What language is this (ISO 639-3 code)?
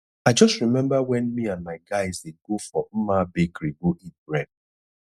pcm